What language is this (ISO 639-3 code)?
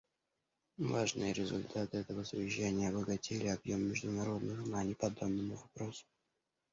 rus